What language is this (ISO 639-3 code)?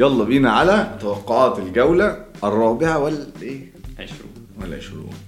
ara